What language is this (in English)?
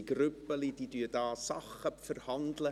Swiss German